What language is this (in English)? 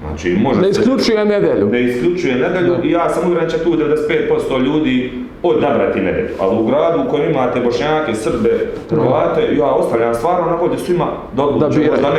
Croatian